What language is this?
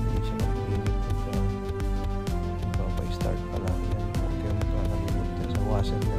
Filipino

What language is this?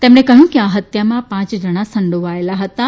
Gujarati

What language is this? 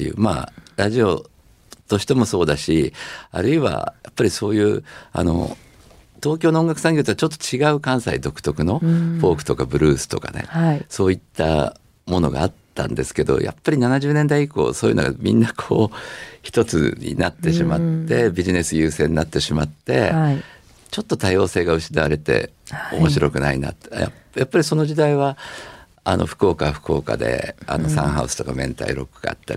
Japanese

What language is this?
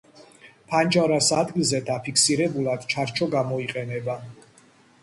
Georgian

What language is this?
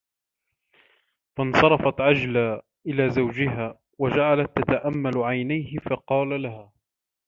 Arabic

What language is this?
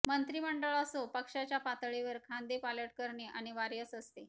Marathi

